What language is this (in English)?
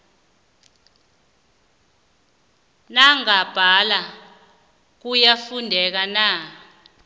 South Ndebele